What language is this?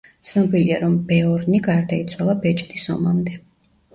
Georgian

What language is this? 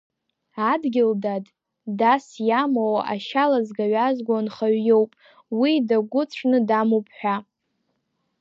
Abkhazian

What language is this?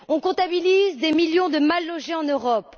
French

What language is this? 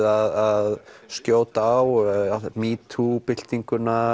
Icelandic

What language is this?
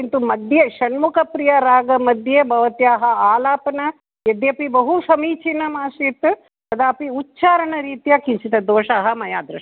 Sanskrit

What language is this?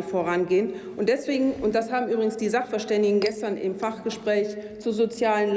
German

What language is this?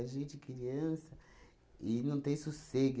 Portuguese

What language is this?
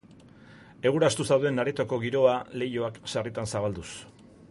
Basque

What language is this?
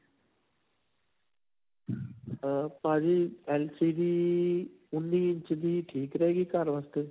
Punjabi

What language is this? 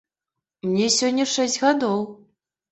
Belarusian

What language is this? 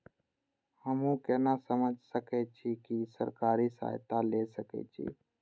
Maithili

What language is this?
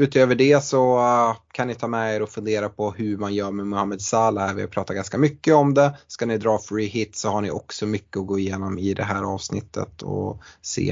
Swedish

